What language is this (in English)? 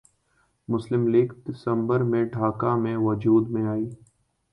Urdu